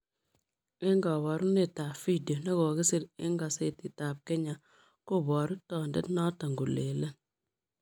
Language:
Kalenjin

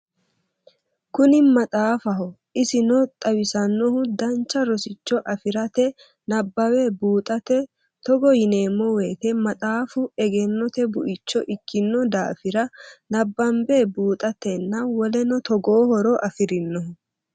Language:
Sidamo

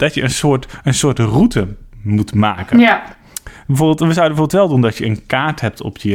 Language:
Dutch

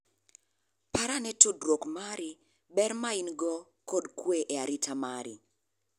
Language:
Luo (Kenya and Tanzania)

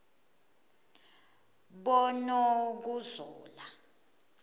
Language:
Swati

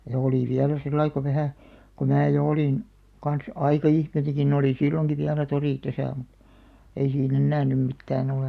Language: Finnish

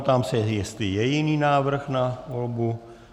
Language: Czech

